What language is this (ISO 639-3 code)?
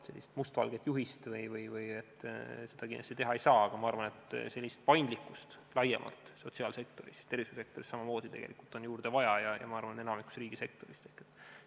est